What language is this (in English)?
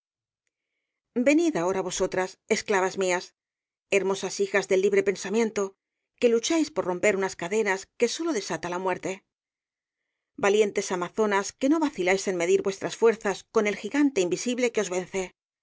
Spanish